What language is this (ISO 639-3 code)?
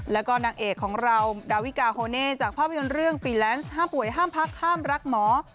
tha